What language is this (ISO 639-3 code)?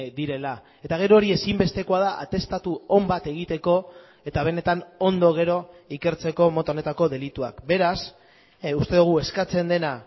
eus